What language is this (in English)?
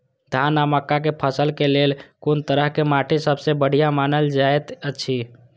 Maithili